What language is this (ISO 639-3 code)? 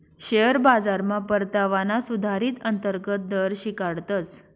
mar